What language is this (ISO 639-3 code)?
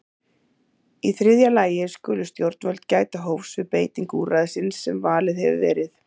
isl